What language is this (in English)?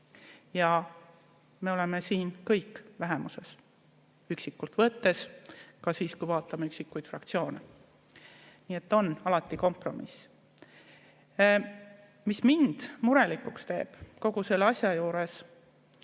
Estonian